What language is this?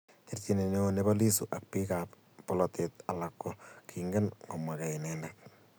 Kalenjin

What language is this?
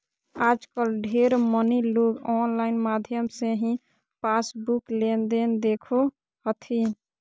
Magahi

